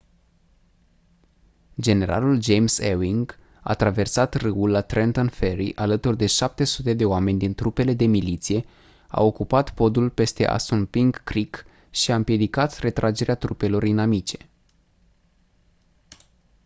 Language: Romanian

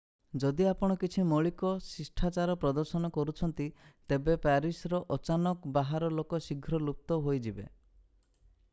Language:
Odia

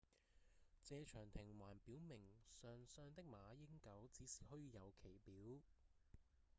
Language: Cantonese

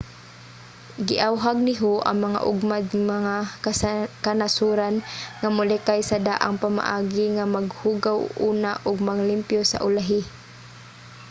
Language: Cebuano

